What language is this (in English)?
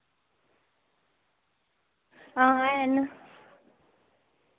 Dogri